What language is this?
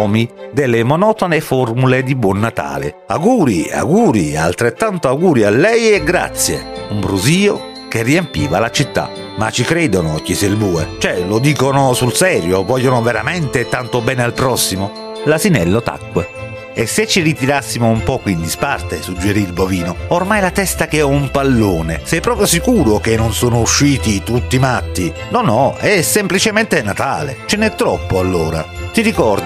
Italian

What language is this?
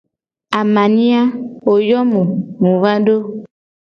Gen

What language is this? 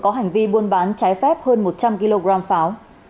Vietnamese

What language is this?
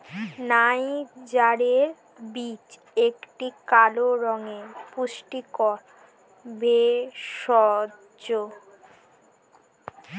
Bangla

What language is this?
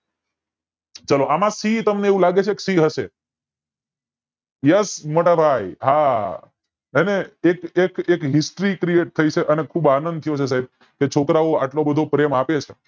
Gujarati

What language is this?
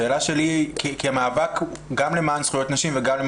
Hebrew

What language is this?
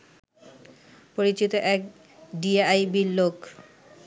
Bangla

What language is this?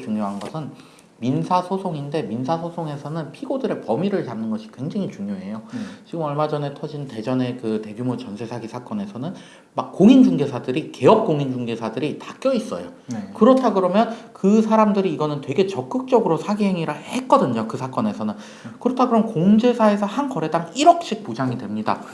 Korean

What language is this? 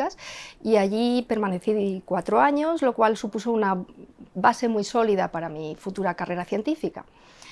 Spanish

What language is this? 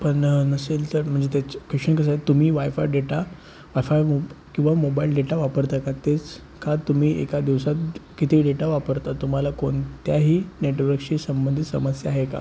Marathi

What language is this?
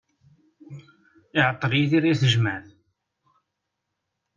Kabyle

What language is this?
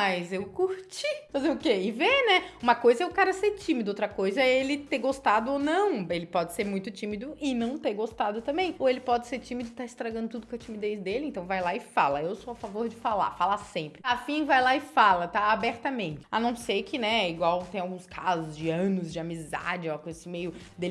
Portuguese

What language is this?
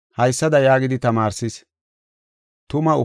Gofa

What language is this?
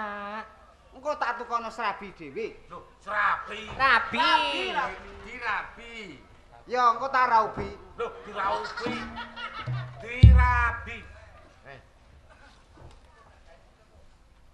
Indonesian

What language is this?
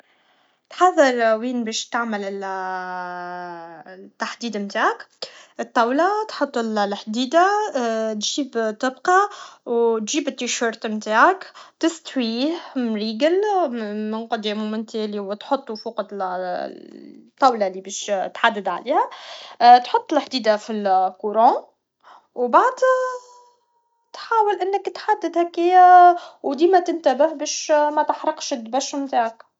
Tunisian Arabic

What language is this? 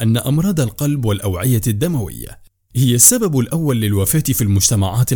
Arabic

